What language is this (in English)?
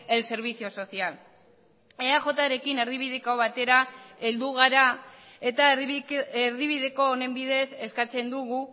Basque